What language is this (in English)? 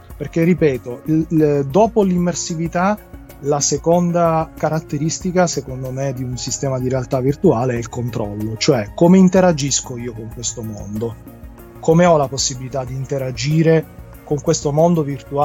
Italian